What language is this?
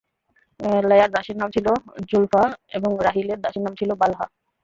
Bangla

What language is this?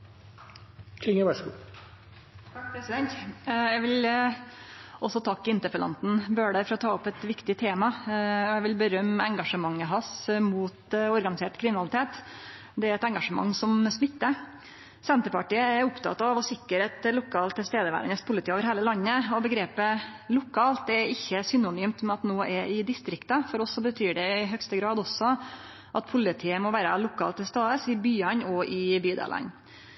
Norwegian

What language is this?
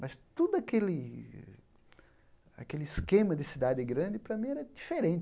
Portuguese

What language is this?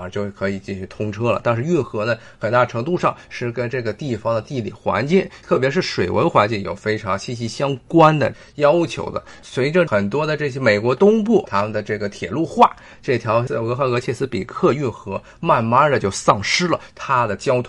Chinese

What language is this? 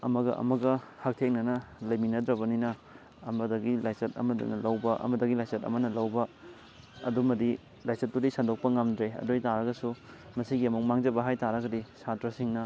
Manipuri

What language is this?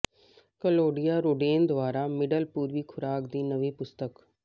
Punjabi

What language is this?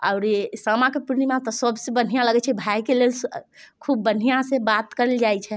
Maithili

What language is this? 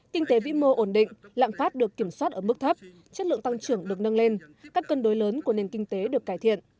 Vietnamese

